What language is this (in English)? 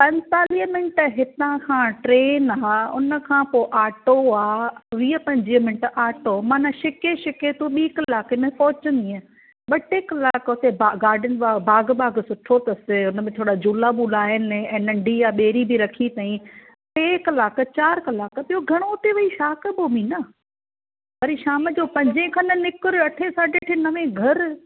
Sindhi